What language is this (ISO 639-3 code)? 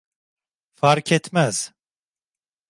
tur